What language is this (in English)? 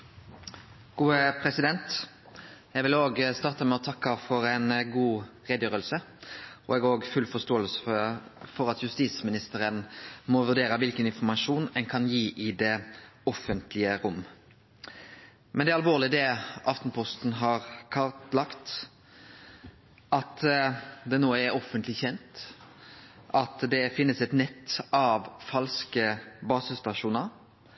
Norwegian Nynorsk